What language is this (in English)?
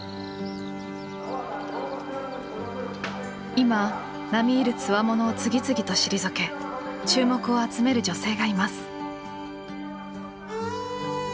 Japanese